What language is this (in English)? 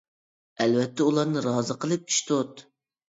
Uyghur